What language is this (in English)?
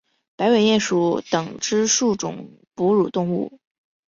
Chinese